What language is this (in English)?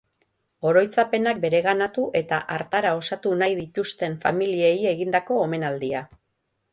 Basque